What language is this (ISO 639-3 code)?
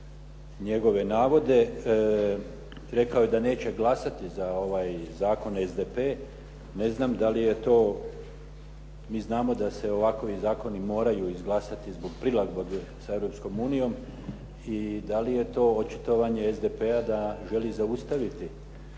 hrv